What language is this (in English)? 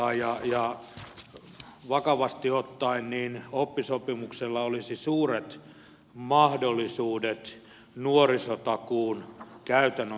Finnish